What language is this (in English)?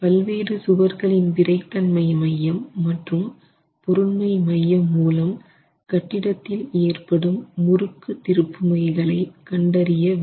Tamil